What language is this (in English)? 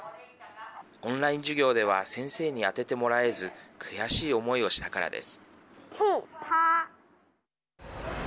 Japanese